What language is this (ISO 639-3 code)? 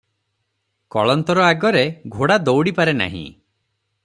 ori